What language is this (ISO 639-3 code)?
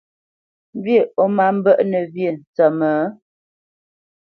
bce